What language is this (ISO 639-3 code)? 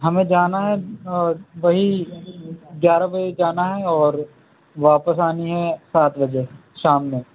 urd